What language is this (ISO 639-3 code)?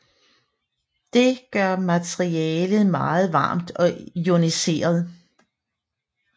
dan